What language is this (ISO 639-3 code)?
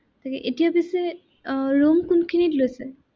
asm